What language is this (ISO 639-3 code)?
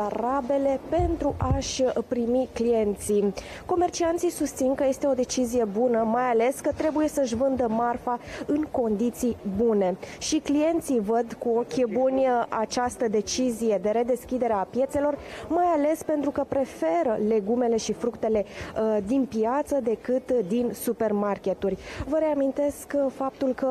ron